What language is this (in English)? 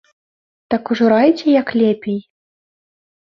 Belarusian